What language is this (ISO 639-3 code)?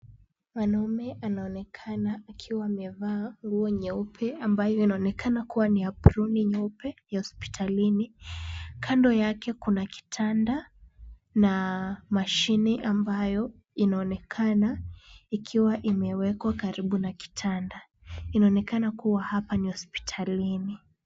swa